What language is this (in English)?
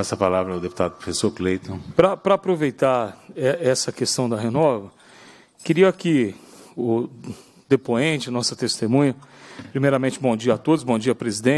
Portuguese